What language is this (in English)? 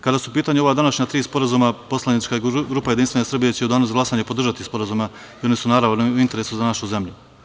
Serbian